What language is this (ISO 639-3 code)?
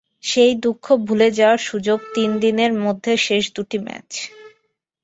ben